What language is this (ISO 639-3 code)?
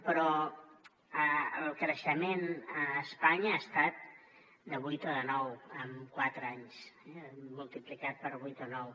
cat